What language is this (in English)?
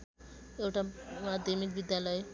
Nepali